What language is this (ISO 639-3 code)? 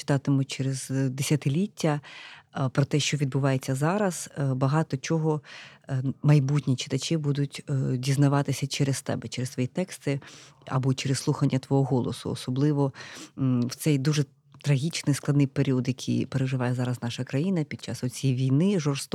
ukr